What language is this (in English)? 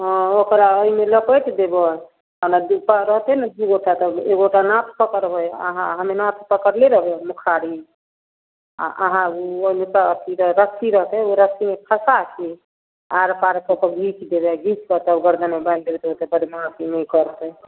Maithili